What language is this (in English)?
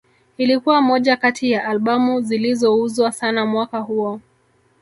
Swahili